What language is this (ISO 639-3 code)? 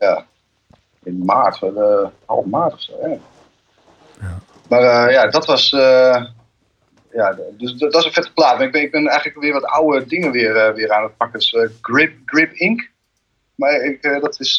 nld